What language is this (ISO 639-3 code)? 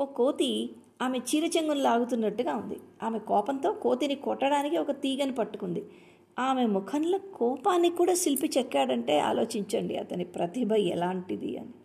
tel